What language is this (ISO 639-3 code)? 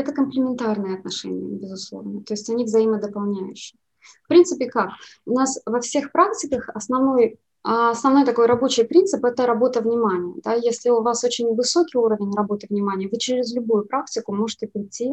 rus